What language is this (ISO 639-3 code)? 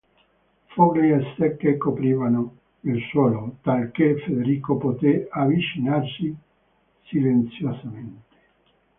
ita